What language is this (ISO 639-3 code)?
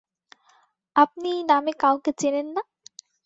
ben